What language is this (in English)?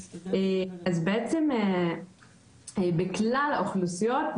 Hebrew